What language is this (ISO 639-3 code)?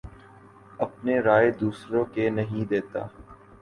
urd